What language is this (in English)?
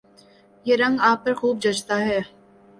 Urdu